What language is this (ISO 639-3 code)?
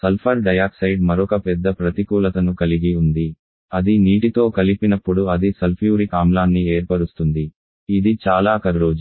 tel